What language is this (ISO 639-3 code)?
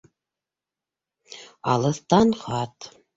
bak